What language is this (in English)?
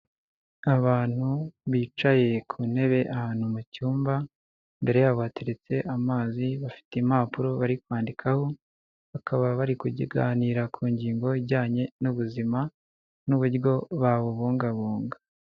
Kinyarwanda